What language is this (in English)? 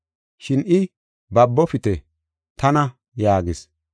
Gofa